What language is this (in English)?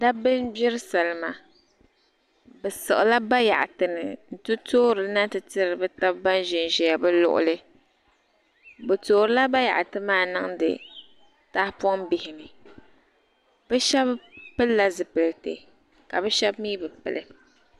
Dagbani